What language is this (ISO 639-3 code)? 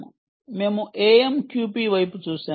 tel